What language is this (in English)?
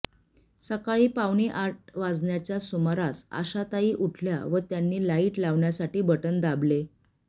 Marathi